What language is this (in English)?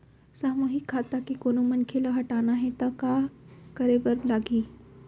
Chhattisgarhi